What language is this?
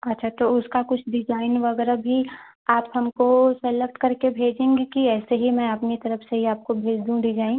Hindi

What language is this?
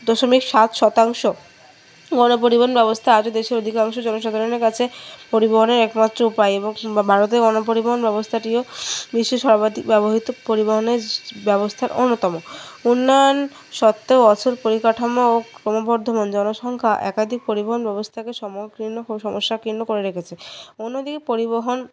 Bangla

